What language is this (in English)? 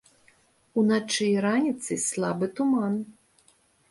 Belarusian